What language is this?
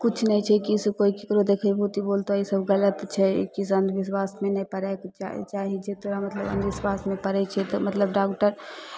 Maithili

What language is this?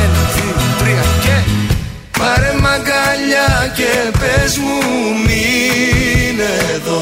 Greek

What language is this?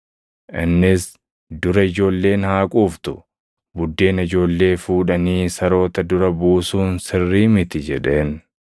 Oromo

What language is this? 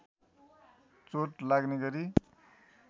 Nepali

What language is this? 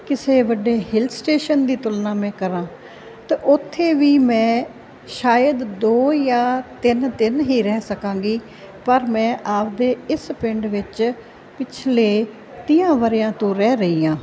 Punjabi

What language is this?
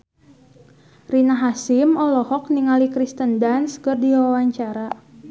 Sundanese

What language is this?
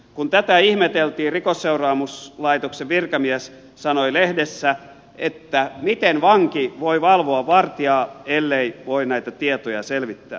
Finnish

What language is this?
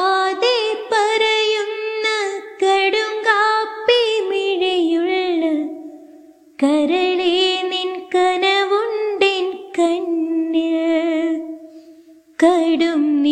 Malayalam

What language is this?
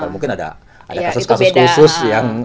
Indonesian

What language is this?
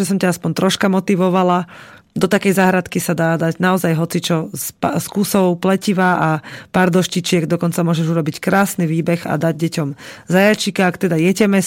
Slovak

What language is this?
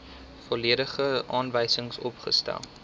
Afrikaans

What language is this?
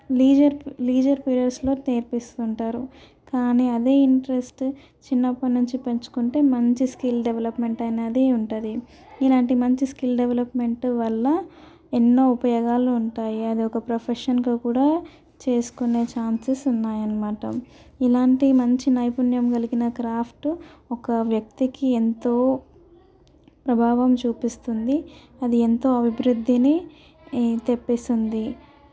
Telugu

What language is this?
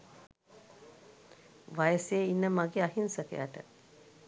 Sinhala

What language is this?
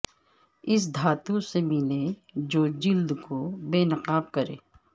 Urdu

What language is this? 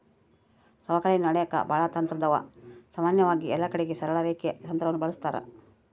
Kannada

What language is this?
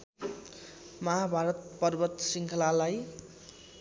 Nepali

